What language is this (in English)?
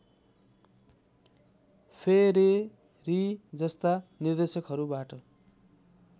Nepali